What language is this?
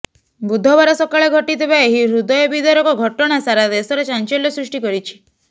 Odia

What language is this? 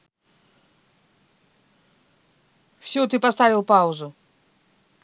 Russian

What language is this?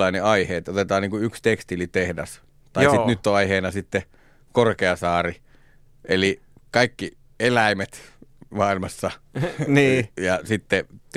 Finnish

